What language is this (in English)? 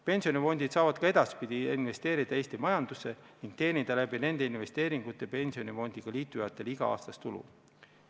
Estonian